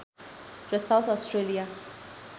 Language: Nepali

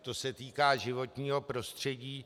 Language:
Czech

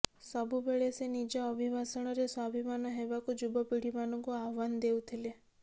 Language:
Odia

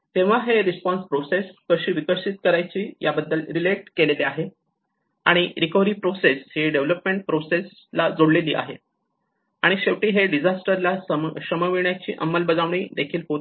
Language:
Marathi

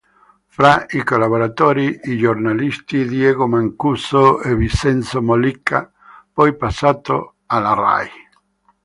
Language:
Italian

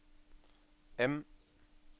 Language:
Norwegian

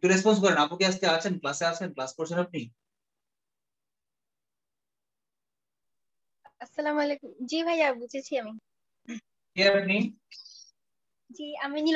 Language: Hindi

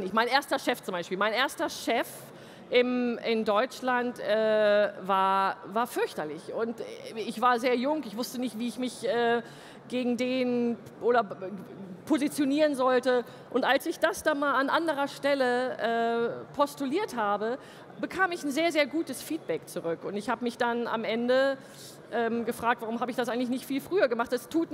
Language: German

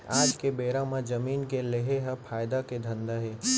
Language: Chhattisgarhi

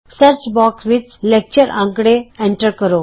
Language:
Punjabi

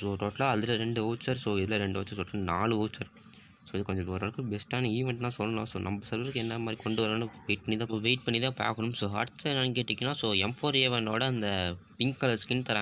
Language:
Greek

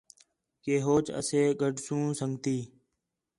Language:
Khetrani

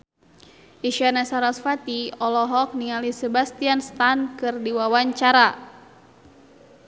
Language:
Sundanese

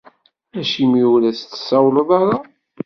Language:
Kabyle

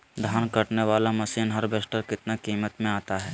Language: Magahi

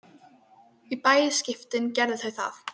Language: Icelandic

